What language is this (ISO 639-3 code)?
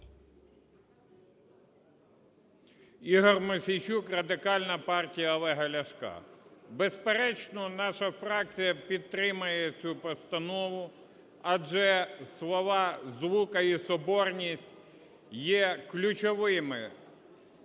ukr